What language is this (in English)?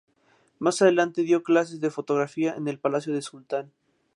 Spanish